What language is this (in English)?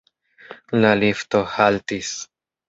Esperanto